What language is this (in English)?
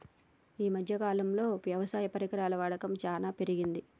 Telugu